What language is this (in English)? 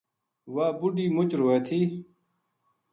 Gujari